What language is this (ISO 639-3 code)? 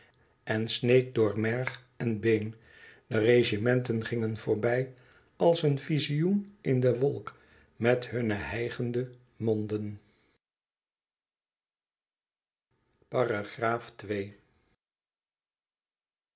nld